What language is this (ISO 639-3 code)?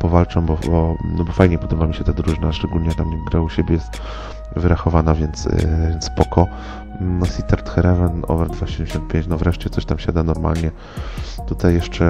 pol